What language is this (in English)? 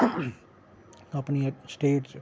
Dogri